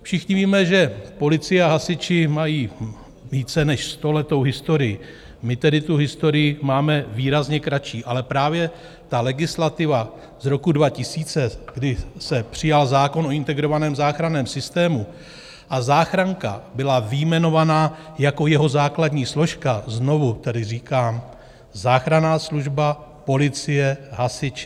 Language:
Czech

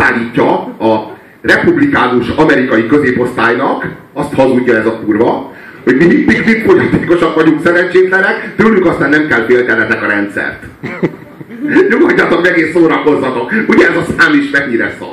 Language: Hungarian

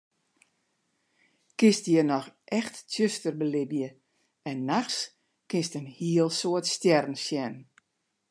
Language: Western Frisian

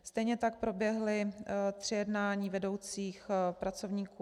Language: Czech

